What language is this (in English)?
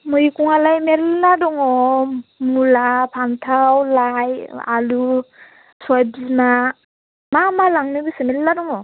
Bodo